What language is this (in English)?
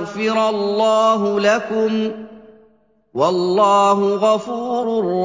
Arabic